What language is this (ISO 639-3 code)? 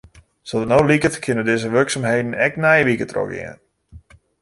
fry